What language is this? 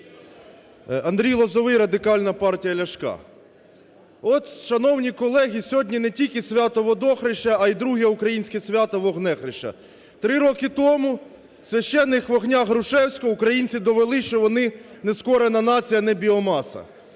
Ukrainian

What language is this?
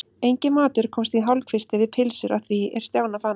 Icelandic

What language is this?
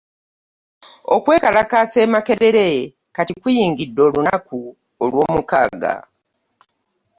Ganda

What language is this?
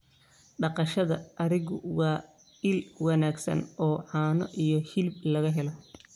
Somali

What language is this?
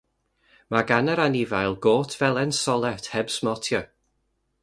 Welsh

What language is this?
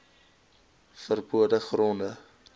Afrikaans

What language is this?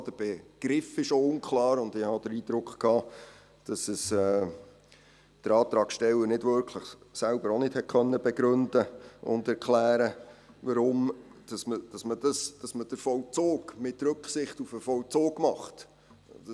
Swiss German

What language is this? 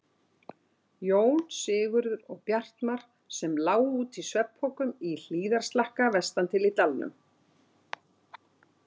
Icelandic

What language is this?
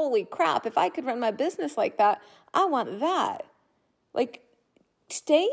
English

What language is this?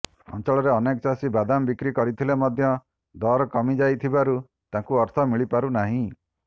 Odia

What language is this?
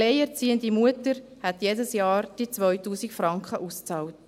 Swiss German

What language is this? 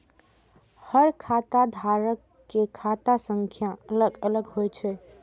Maithili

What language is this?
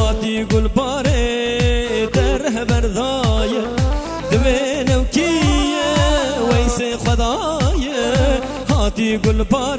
Turkish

